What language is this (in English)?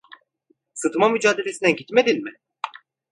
Turkish